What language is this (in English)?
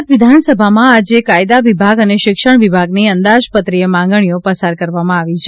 Gujarati